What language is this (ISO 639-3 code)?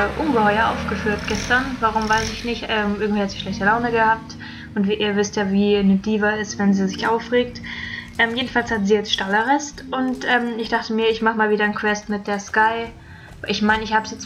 deu